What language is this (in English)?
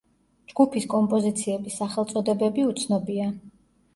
Georgian